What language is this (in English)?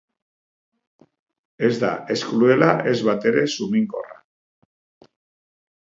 Basque